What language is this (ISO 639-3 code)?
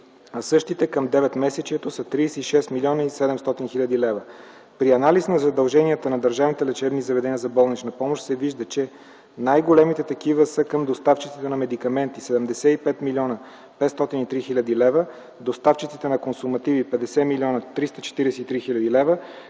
bul